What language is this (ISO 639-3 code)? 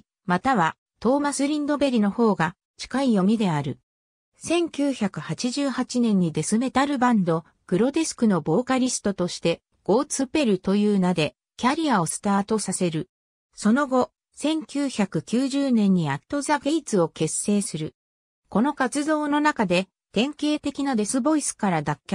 jpn